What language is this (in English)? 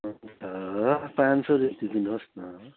Nepali